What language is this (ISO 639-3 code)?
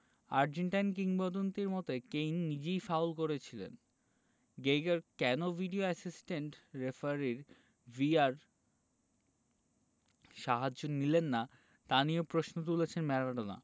ben